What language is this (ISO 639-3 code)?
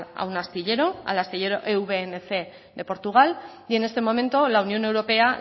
spa